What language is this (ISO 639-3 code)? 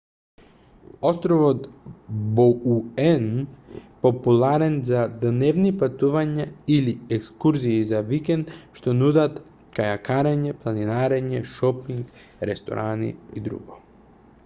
mkd